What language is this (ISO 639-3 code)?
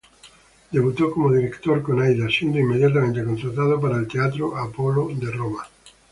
spa